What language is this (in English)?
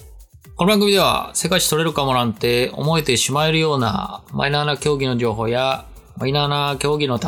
Japanese